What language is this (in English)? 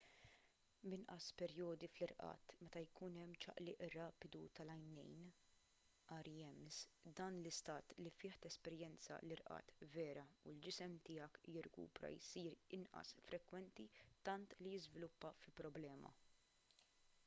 Maltese